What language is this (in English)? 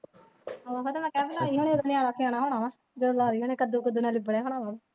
Punjabi